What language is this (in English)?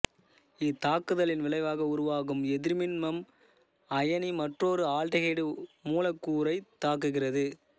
Tamil